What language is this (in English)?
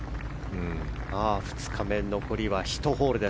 Japanese